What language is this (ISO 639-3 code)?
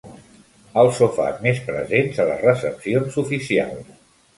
cat